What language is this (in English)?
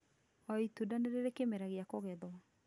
Kikuyu